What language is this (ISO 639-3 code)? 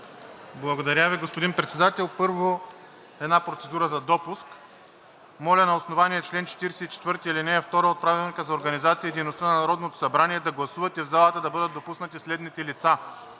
bul